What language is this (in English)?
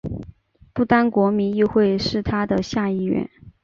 Chinese